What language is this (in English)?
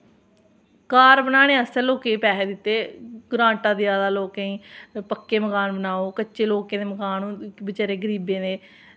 Dogri